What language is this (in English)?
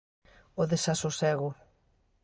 Galician